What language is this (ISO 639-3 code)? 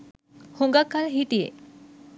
sin